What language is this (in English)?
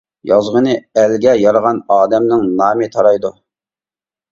Uyghur